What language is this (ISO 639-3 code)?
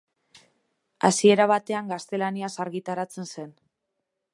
eus